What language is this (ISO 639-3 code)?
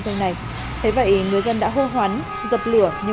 vie